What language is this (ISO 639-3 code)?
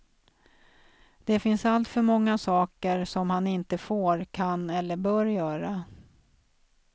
swe